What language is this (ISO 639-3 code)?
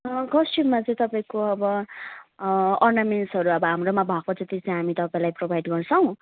nep